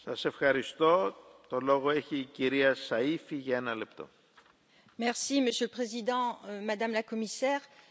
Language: French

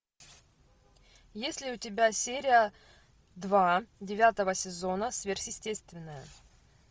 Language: Russian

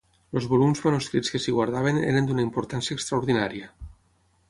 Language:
Catalan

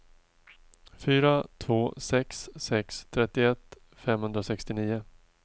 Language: Swedish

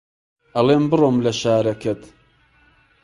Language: Central Kurdish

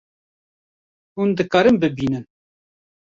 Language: Kurdish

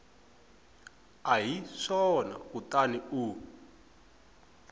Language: Tsonga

